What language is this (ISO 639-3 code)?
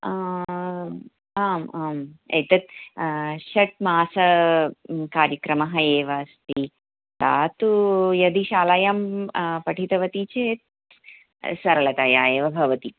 san